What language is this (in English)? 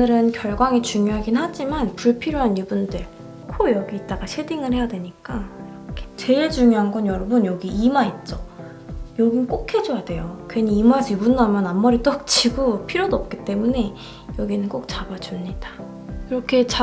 Korean